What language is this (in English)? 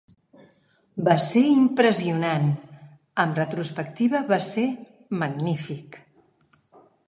Catalan